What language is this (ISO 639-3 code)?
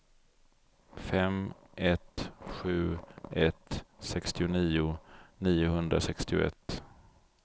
swe